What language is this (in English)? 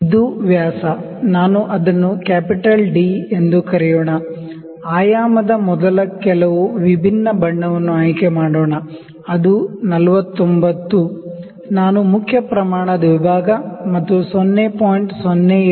Kannada